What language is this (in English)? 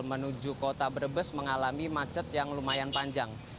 Indonesian